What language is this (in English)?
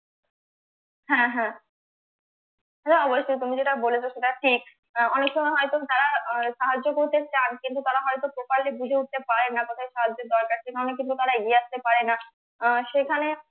Bangla